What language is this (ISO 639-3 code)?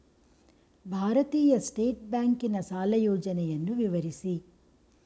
kan